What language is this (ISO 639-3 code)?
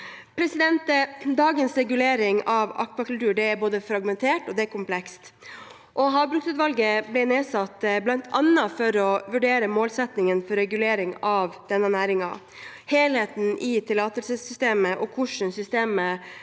nor